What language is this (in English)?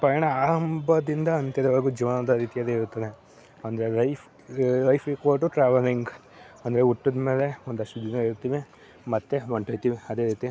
Kannada